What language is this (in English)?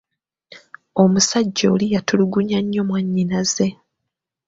Ganda